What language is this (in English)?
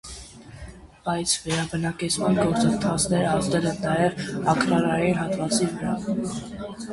Armenian